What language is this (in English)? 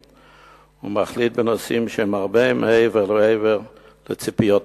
Hebrew